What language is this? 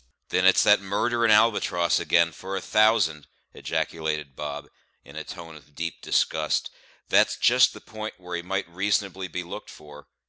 English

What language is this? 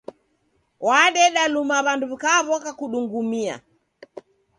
Taita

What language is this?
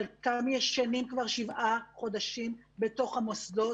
Hebrew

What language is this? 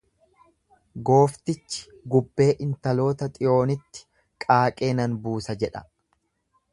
Oromo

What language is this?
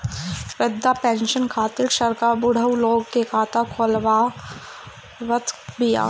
Bhojpuri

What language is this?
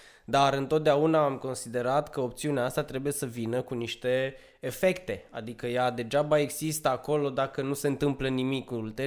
Romanian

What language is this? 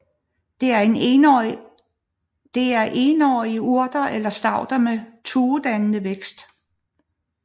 Danish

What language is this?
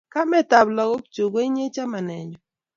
Kalenjin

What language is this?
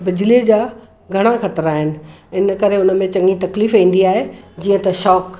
Sindhi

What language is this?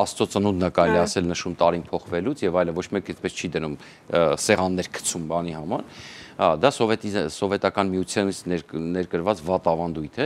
Romanian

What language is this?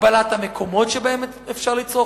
Hebrew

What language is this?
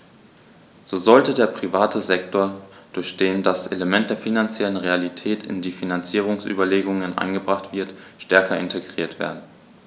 German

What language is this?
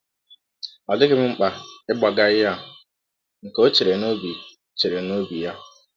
Igbo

